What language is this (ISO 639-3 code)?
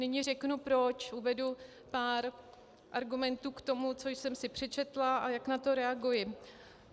ces